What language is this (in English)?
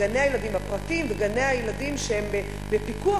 Hebrew